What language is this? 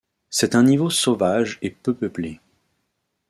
French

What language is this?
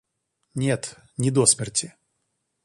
Russian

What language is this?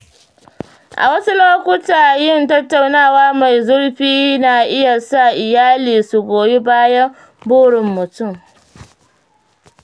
Hausa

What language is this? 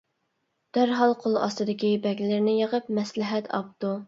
Uyghur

